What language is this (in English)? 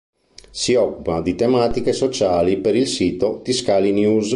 Italian